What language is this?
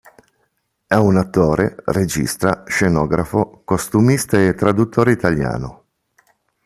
Italian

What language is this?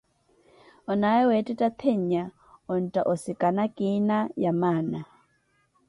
Koti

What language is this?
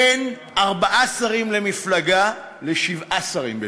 Hebrew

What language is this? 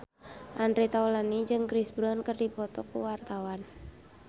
Sundanese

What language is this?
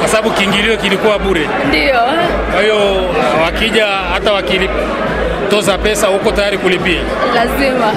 Swahili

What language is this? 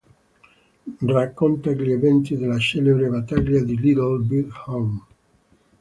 Italian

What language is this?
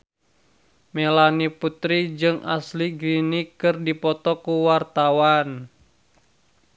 Sundanese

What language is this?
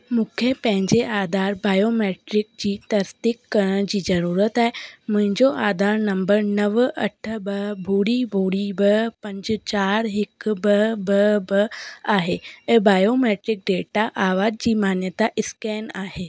Sindhi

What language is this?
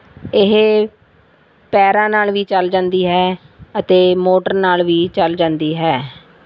Punjabi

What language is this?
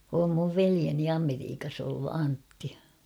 Finnish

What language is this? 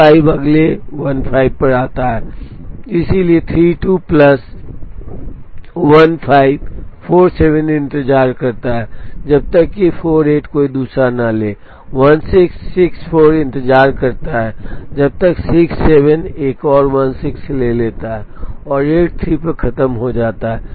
Hindi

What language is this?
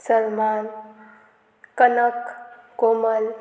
Konkani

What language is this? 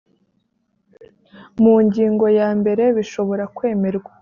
Kinyarwanda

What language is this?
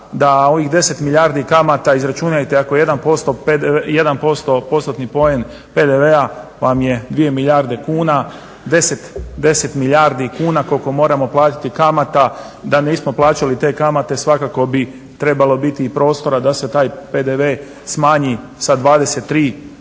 Croatian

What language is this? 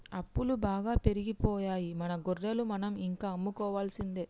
Telugu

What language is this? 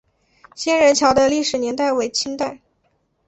Chinese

